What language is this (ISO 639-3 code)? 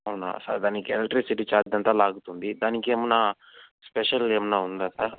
tel